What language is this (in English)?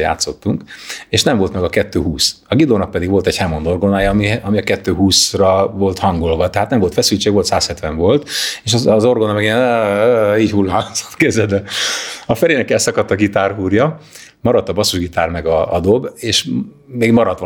Hungarian